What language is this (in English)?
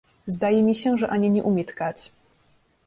Polish